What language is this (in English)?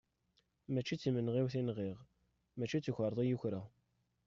Kabyle